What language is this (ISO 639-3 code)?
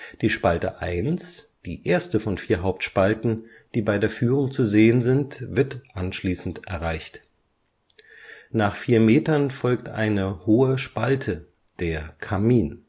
deu